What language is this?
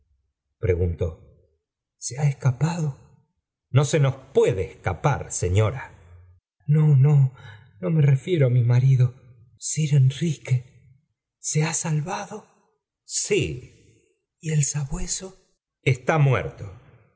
Spanish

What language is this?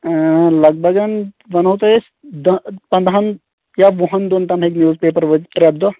Kashmiri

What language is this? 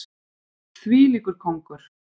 Icelandic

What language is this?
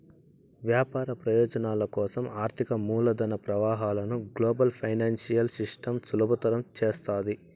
Telugu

